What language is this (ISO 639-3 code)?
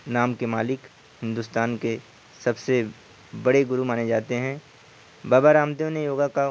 urd